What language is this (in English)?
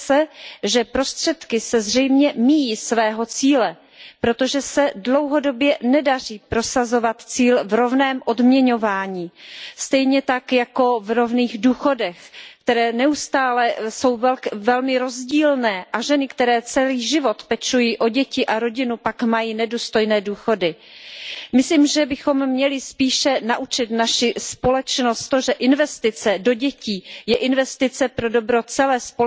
Czech